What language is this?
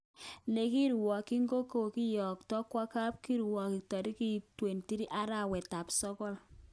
Kalenjin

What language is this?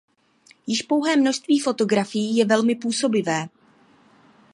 Czech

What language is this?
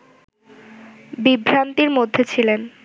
Bangla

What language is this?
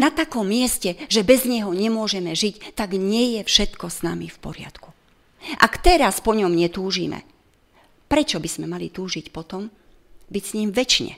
Slovak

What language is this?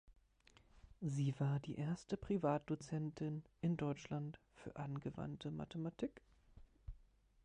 German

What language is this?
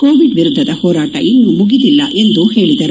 Kannada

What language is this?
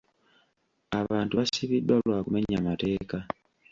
Ganda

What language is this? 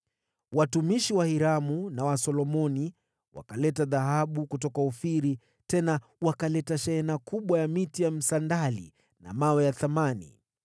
Swahili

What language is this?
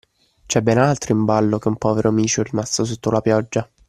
Italian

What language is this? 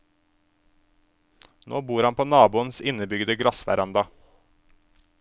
Norwegian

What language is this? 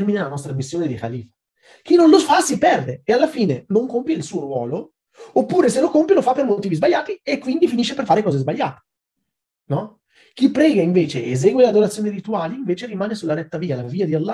Italian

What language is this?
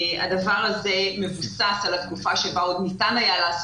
Hebrew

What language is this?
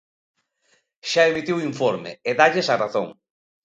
Galician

